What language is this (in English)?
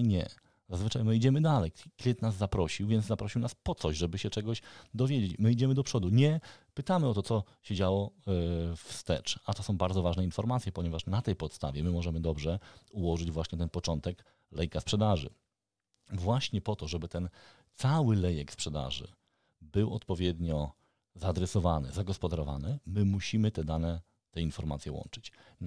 Polish